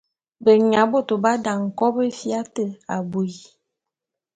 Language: Bulu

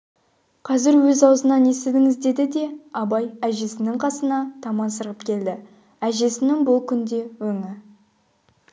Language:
Kazakh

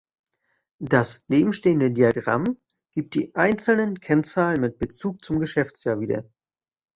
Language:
German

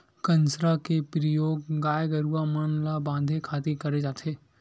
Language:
Chhattisgarhi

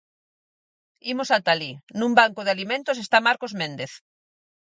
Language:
Galician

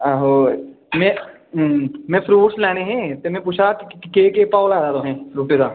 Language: Dogri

